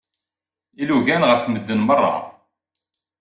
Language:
Kabyle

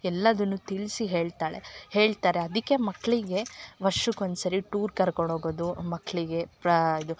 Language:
Kannada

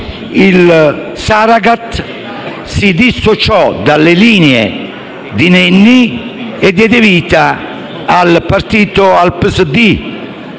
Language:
Italian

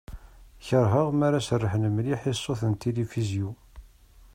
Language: Kabyle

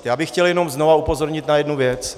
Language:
Czech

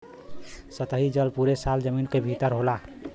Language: Bhojpuri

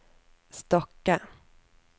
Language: Norwegian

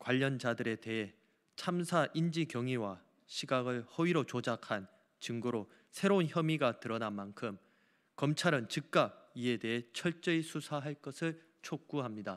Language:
Korean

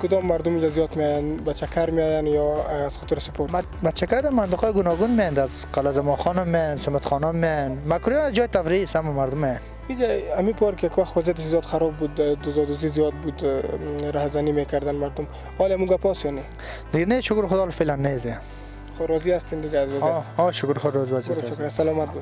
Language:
Russian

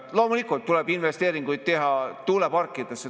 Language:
Estonian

